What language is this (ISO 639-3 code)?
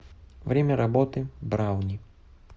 rus